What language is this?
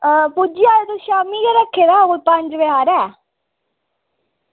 Dogri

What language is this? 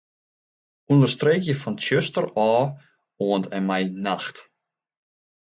Western Frisian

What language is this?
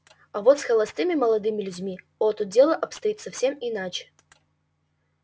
Russian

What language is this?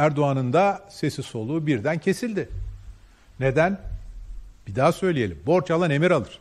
Turkish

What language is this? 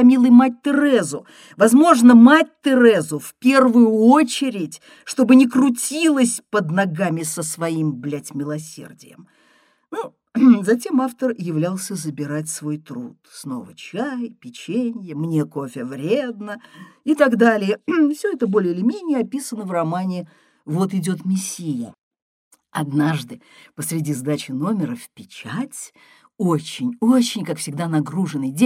Russian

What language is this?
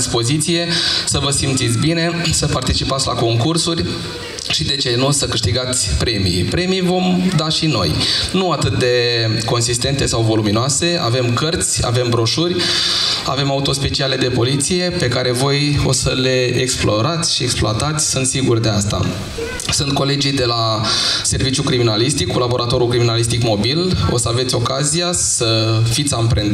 Romanian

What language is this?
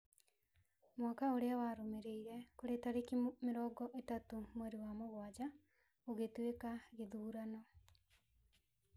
Kikuyu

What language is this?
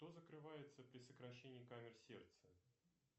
Russian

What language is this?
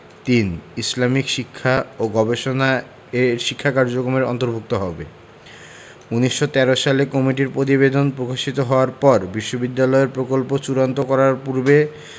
Bangla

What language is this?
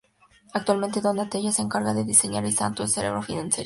Spanish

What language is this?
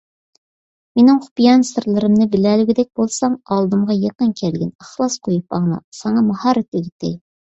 Uyghur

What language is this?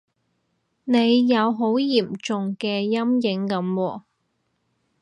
Cantonese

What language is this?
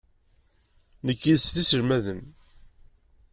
Kabyle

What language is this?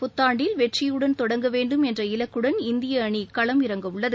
Tamil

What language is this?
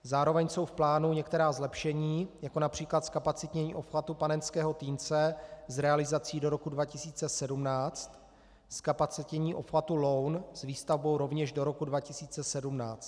Czech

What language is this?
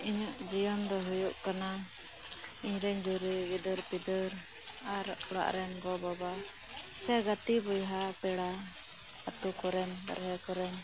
Santali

